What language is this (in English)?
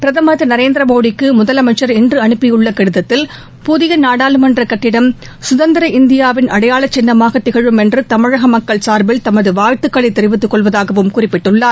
Tamil